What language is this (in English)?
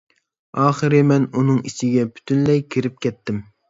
Uyghur